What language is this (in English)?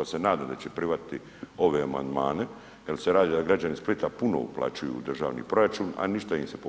Croatian